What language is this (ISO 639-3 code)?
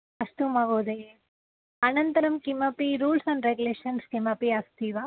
san